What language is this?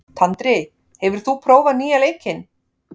Icelandic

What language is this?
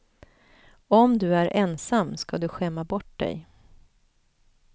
Swedish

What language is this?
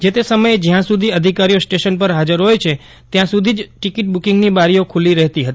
Gujarati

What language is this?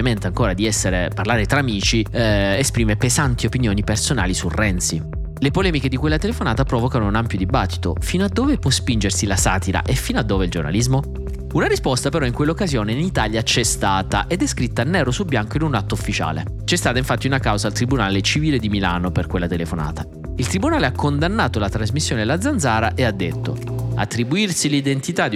Italian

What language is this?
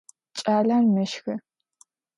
Adyghe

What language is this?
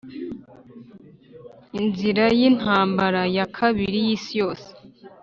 Kinyarwanda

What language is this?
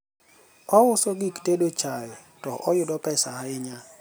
Luo (Kenya and Tanzania)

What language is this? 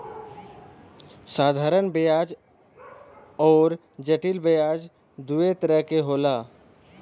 Bhojpuri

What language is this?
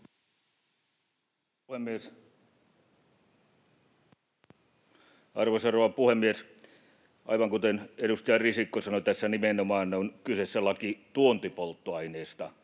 Finnish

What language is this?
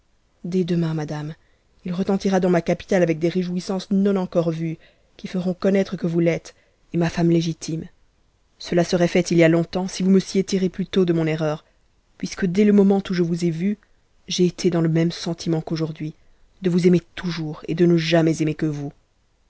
French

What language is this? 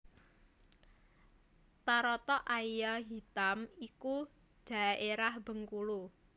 Javanese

